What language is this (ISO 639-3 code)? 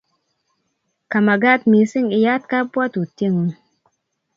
kln